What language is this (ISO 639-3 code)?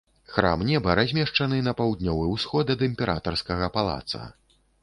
bel